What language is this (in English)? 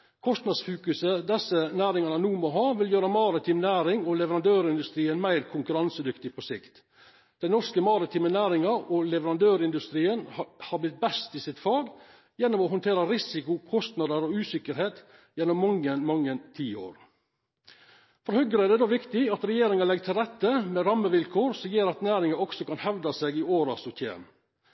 Norwegian Nynorsk